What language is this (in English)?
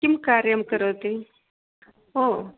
Sanskrit